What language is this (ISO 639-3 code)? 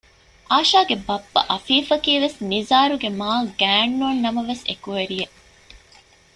div